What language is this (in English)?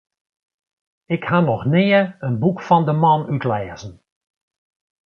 Western Frisian